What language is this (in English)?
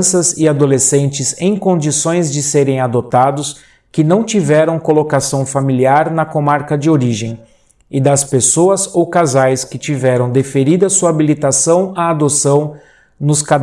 Portuguese